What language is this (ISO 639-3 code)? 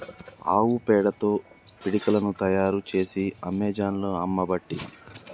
tel